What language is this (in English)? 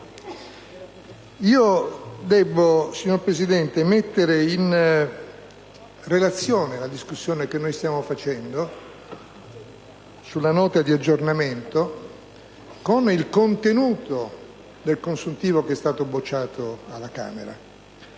Italian